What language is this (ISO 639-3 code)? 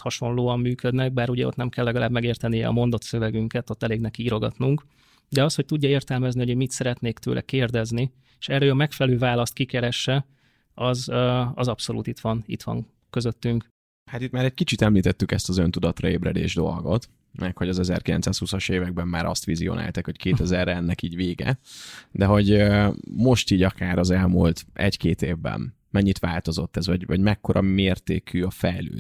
hun